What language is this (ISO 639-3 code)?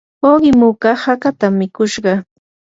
qur